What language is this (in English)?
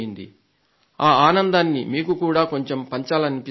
Telugu